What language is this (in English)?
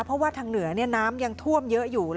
Thai